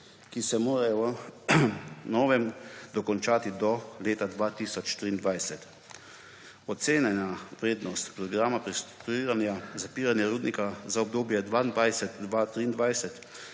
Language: Slovenian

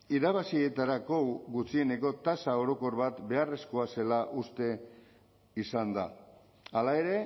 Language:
Basque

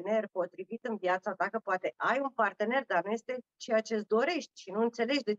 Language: Romanian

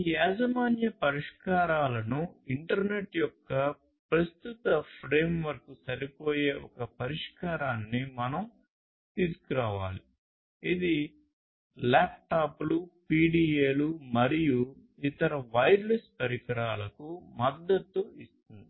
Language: Telugu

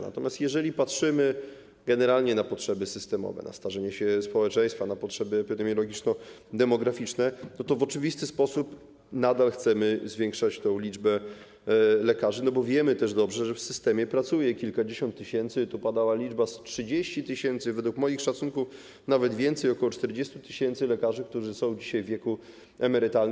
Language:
Polish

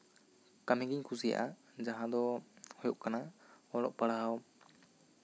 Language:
Santali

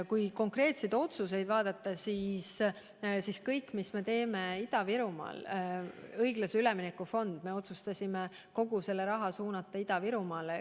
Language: Estonian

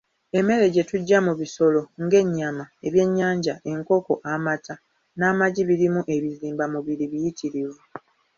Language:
Ganda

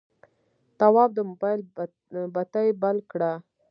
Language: Pashto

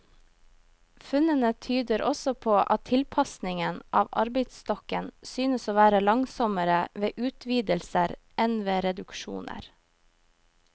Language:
Norwegian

